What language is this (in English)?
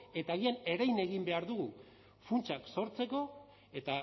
Basque